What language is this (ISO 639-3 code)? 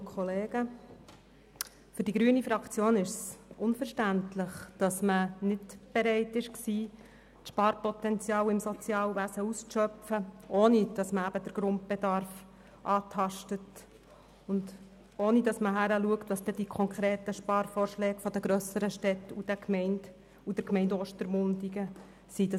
gsw